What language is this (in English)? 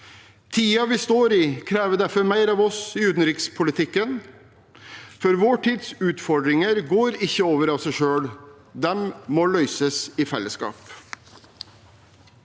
Norwegian